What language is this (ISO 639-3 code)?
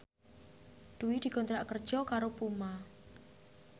jav